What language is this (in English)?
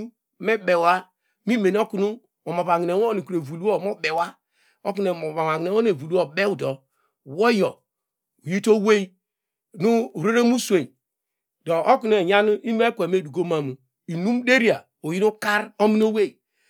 Degema